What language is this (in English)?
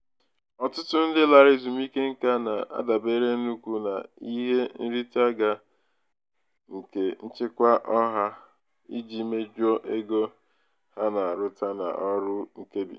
Igbo